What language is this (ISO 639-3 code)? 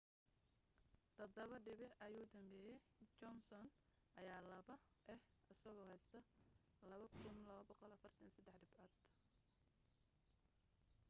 som